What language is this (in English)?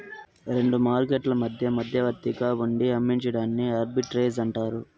Telugu